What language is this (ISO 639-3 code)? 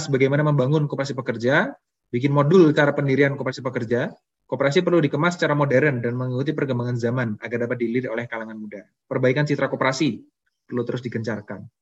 ind